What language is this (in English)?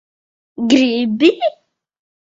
Latvian